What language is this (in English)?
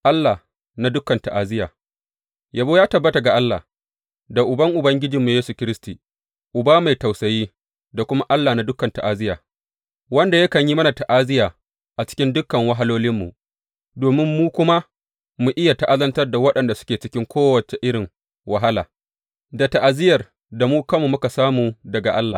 Hausa